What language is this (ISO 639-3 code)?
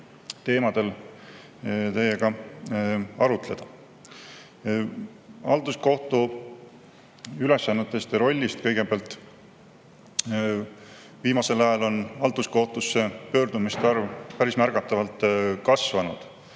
est